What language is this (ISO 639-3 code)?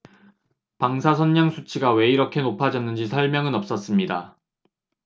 kor